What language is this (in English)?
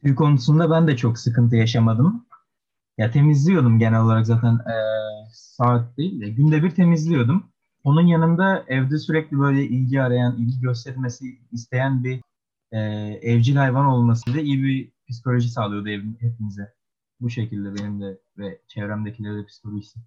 Turkish